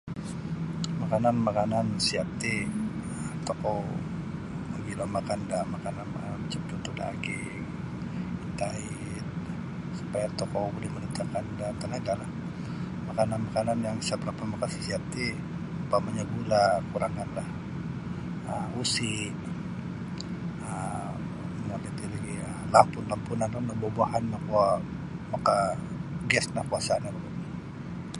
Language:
Sabah Bisaya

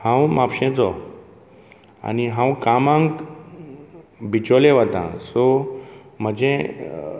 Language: Konkani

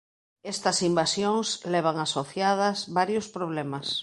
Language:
Galician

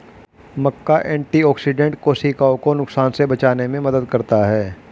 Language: Hindi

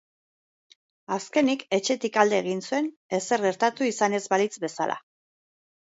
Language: Basque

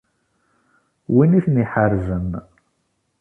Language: Kabyle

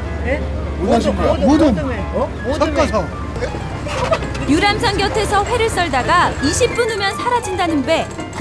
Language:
Korean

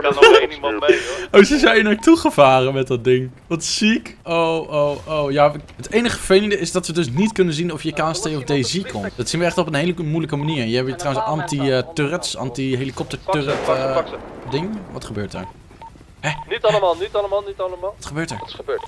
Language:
Dutch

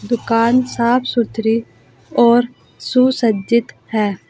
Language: Hindi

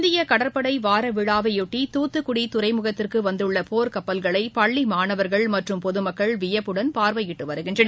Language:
Tamil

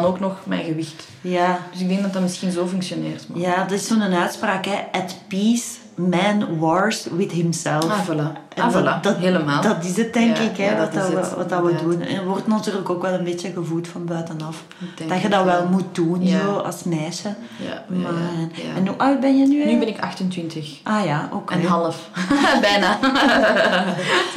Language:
Dutch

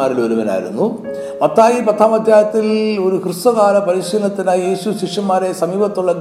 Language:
Malayalam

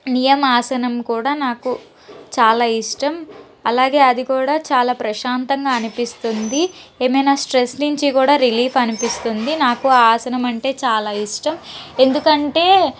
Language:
Telugu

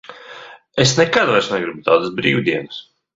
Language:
Latvian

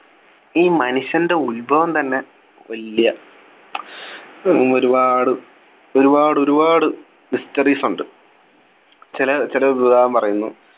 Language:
Malayalam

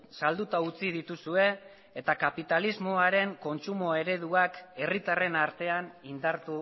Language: Basque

